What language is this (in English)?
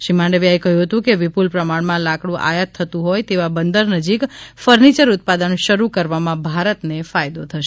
Gujarati